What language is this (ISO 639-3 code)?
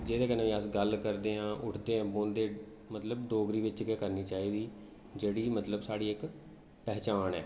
doi